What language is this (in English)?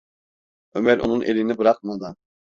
Turkish